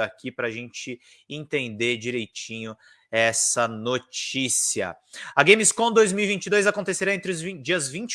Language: Portuguese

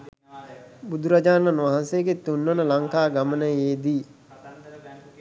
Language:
Sinhala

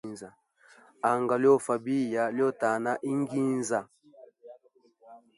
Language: Hemba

